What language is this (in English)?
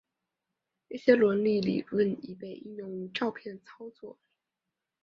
Chinese